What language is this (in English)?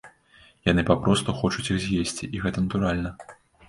Belarusian